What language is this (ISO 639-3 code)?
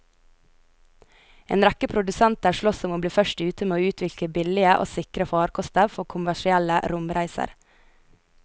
nor